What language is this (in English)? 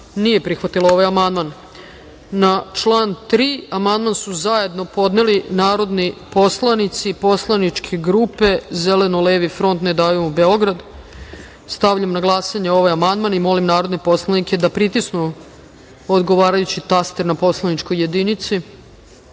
Serbian